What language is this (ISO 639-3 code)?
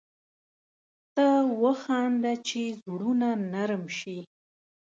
pus